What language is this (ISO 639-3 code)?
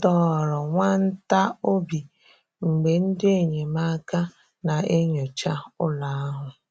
ibo